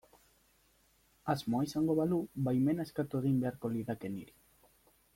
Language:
Basque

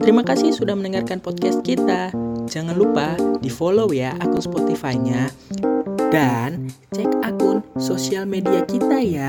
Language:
Indonesian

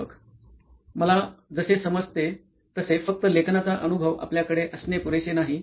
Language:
Marathi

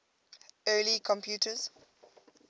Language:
English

